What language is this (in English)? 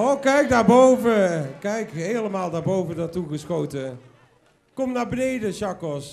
Dutch